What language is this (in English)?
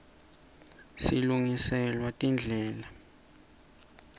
Swati